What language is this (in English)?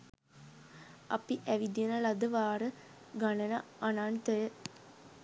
Sinhala